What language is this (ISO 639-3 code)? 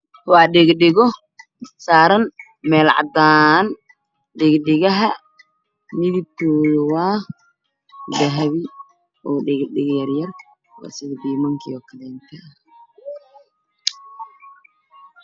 som